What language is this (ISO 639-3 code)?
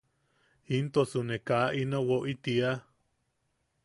yaq